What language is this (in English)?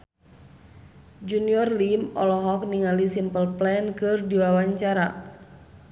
Sundanese